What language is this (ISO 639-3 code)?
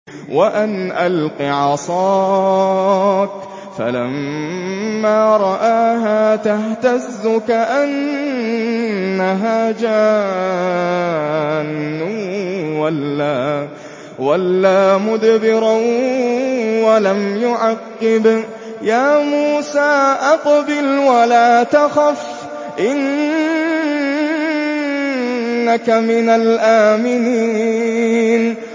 ara